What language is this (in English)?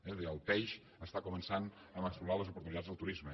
Catalan